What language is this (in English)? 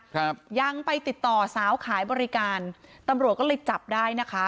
Thai